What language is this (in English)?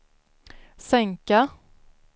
Swedish